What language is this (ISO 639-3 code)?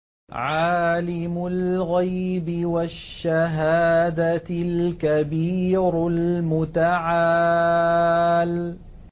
ara